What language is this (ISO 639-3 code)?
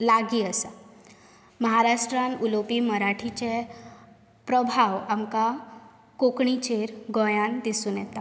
kok